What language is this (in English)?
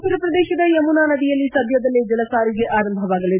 Kannada